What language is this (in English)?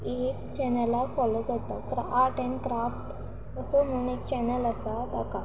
Konkani